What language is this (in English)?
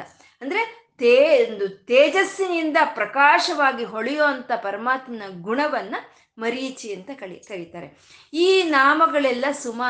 Kannada